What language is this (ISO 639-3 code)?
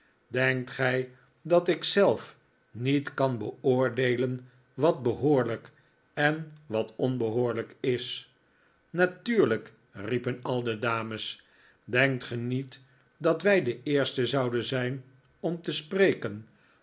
nld